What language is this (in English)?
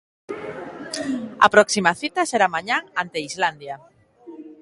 Galician